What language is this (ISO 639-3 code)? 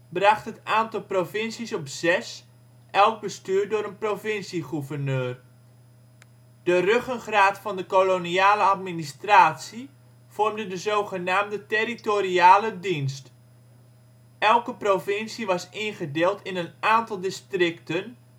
nld